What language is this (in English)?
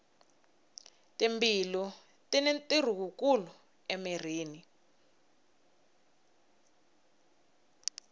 Tsonga